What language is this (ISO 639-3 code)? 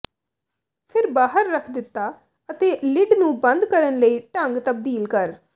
pan